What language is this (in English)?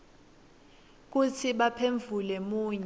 Swati